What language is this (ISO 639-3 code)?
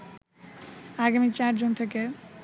ben